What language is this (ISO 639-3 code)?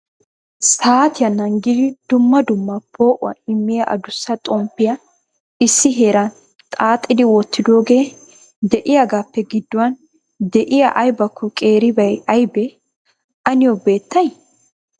wal